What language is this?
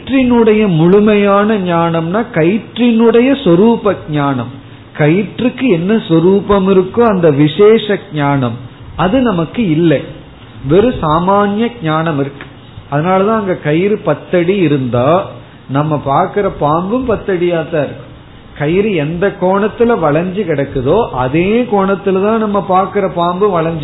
Tamil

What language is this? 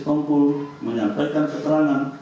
Indonesian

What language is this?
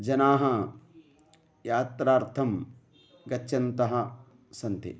Sanskrit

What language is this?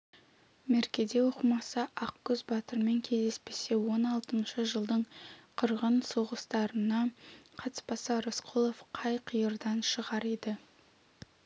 Kazakh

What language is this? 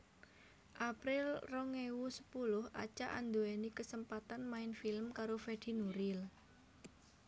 Javanese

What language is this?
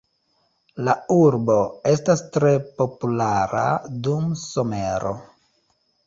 Esperanto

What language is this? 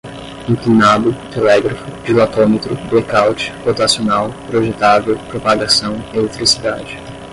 Portuguese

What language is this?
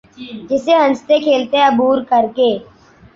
Urdu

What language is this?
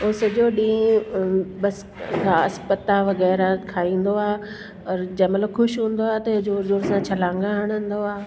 Sindhi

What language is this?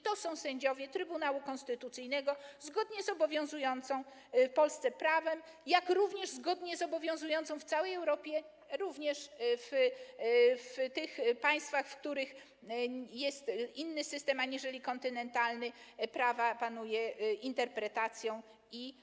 Polish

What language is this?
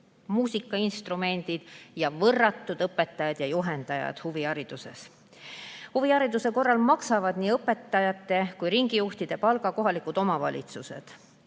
Estonian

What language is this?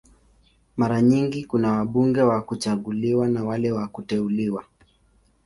Swahili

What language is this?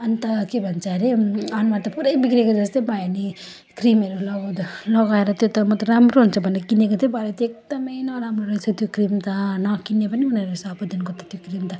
Nepali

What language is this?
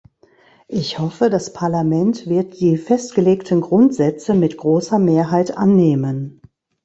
German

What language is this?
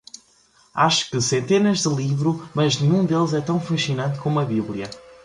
Portuguese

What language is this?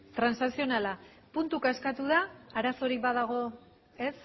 Basque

